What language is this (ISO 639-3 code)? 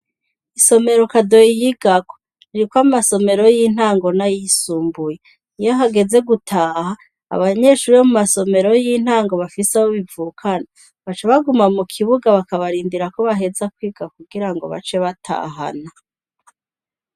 run